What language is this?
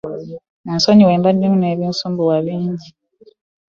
Ganda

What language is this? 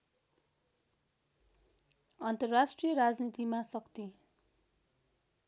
Nepali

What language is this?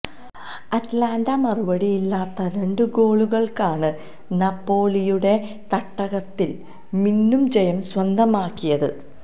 Malayalam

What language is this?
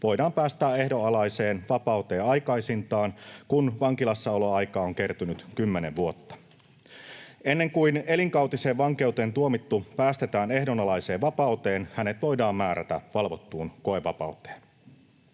Finnish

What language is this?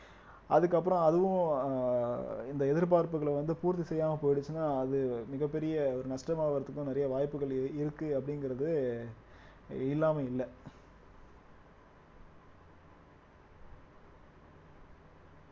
Tamil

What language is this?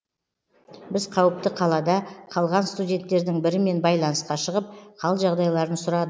Kazakh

